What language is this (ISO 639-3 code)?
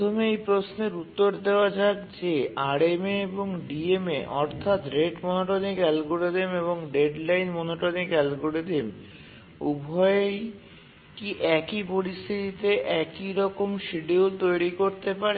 ben